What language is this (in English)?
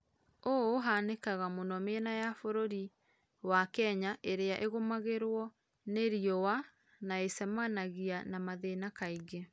Kikuyu